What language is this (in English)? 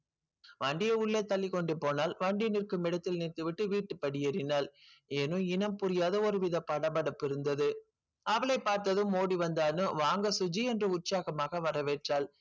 Tamil